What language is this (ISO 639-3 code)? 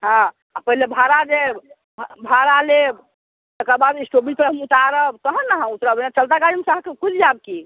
mai